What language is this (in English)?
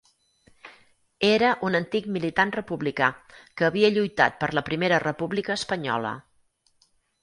Catalan